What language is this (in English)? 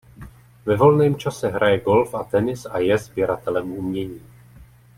Czech